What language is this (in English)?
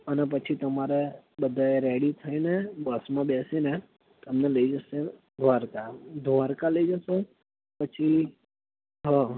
Gujarati